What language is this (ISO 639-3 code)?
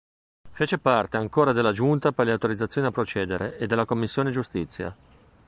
ita